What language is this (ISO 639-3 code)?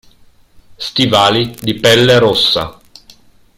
ita